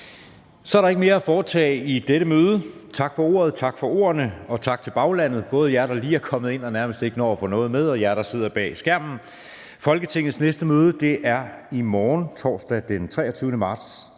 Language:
Danish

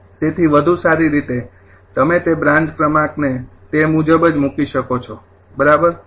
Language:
Gujarati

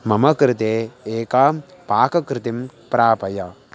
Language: Sanskrit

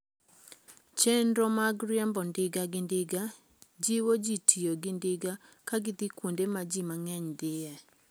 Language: Luo (Kenya and Tanzania)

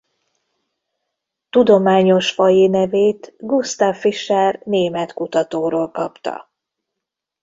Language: Hungarian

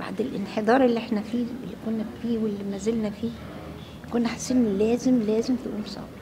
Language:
Arabic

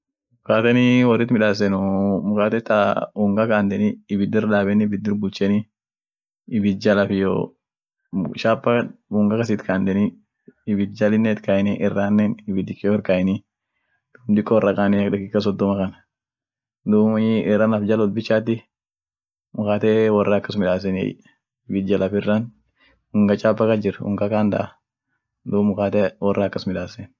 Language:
Orma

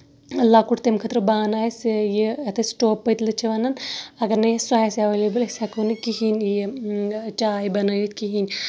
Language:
Kashmiri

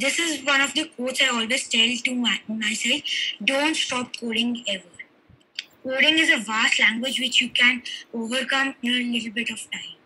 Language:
English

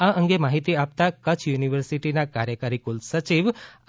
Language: Gujarati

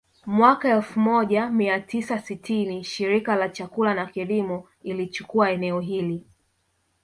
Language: Swahili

